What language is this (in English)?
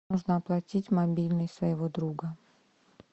Russian